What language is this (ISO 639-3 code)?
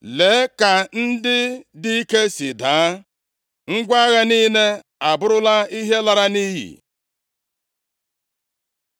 ibo